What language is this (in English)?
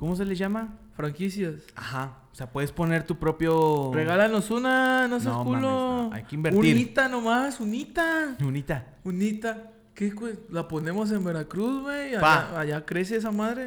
Spanish